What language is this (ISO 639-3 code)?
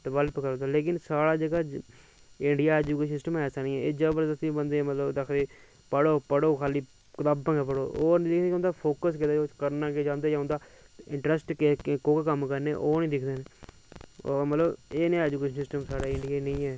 doi